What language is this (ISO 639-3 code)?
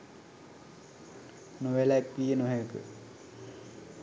sin